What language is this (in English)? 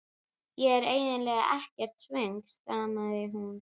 Icelandic